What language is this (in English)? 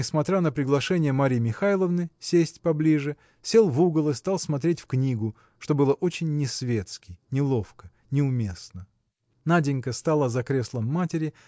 Russian